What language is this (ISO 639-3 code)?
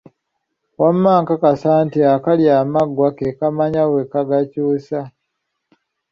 lug